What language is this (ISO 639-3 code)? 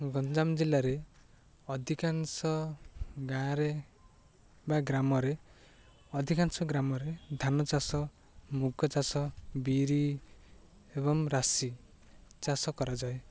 ori